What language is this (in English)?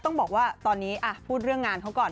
Thai